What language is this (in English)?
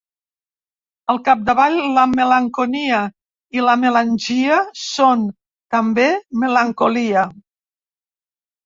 Catalan